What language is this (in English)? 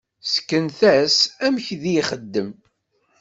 Kabyle